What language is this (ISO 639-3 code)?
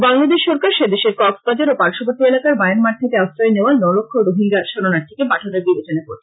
ben